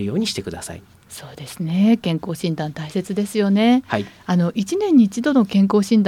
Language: Japanese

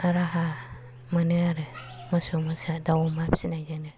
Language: Bodo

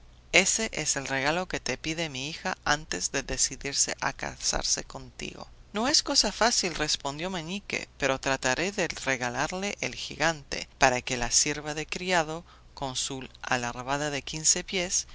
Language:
Spanish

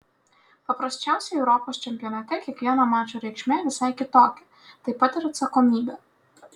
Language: Lithuanian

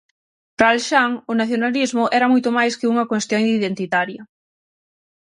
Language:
Galician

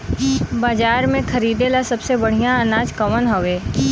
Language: Bhojpuri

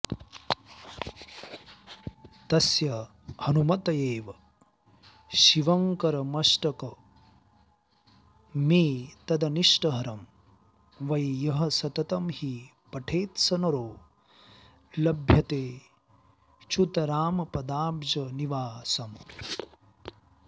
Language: Sanskrit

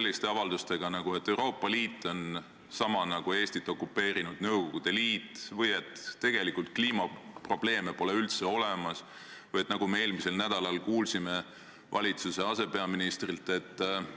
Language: Estonian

